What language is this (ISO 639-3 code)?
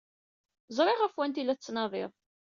kab